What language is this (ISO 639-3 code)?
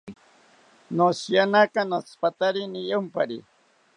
cpy